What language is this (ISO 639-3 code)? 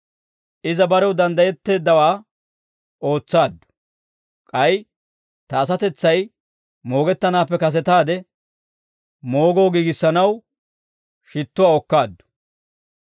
dwr